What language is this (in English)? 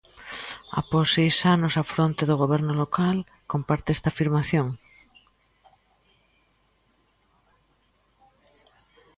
Galician